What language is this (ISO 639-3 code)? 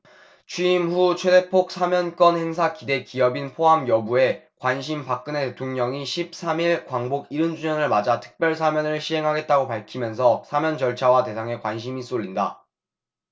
kor